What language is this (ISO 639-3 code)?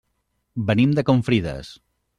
cat